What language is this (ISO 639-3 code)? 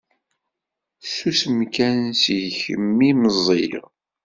kab